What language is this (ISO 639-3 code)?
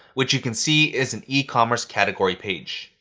eng